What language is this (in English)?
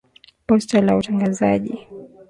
Swahili